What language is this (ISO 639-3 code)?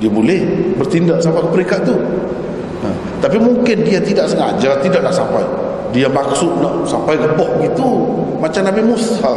msa